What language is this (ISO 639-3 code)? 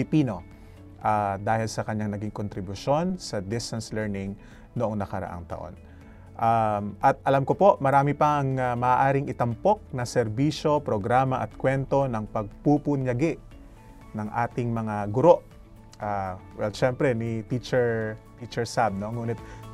fil